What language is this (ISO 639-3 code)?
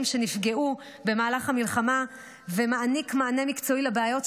heb